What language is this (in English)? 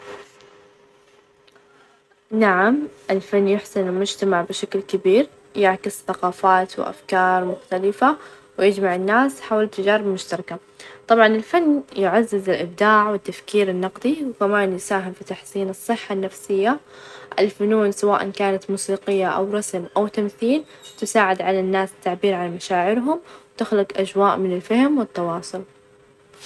Najdi Arabic